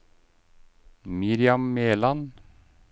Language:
Norwegian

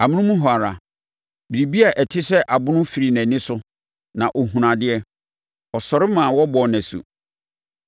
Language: Akan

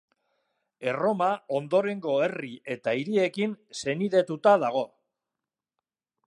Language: Basque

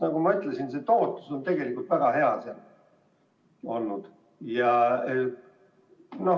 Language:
Estonian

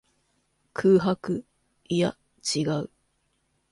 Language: Japanese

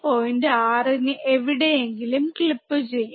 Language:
Malayalam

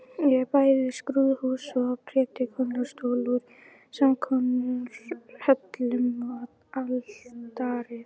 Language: Icelandic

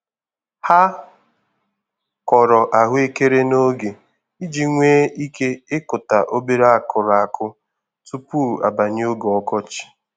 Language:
Igbo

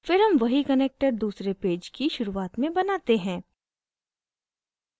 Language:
Hindi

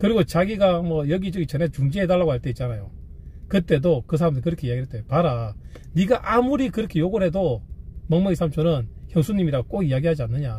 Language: Korean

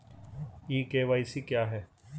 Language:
Hindi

